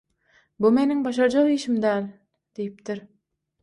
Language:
Turkmen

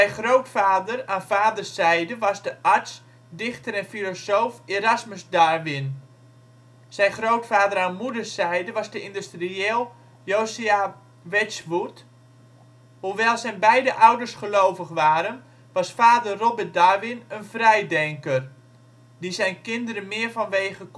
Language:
Dutch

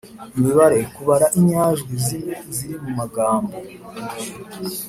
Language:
Kinyarwanda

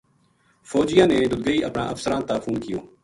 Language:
Gujari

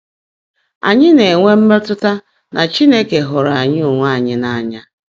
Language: Igbo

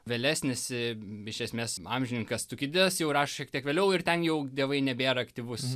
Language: Lithuanian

